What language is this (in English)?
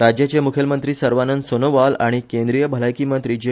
Konkani